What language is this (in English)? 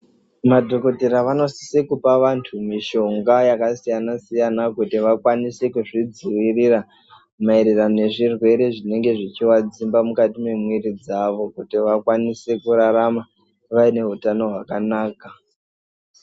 Ndau